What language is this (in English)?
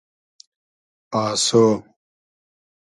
Hazaragi